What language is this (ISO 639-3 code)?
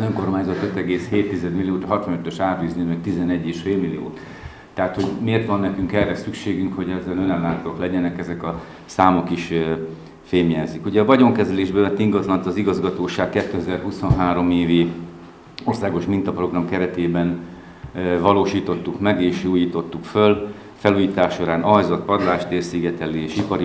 hun